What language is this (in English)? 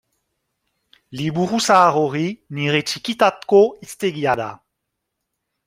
Basque